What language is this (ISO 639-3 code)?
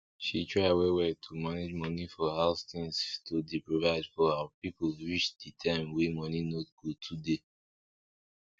pcm